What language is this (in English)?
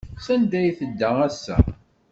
Kabyle